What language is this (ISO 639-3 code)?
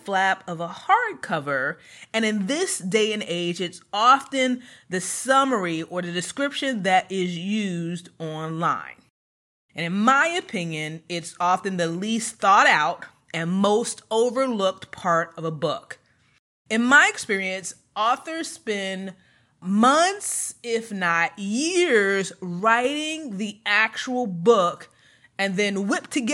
eng